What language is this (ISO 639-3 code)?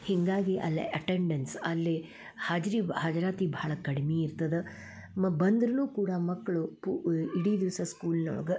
kan